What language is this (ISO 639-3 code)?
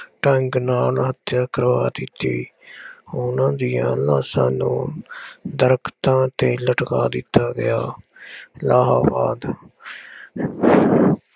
pan